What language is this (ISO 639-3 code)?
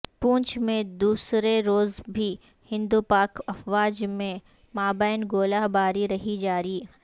urd